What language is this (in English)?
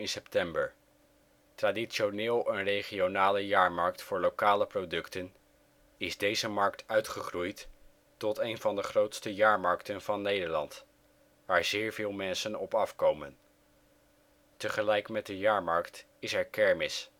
Dutch